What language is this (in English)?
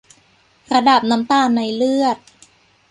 Thai